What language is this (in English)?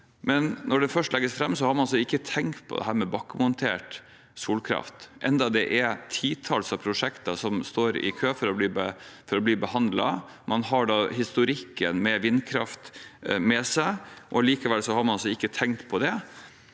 Norwegian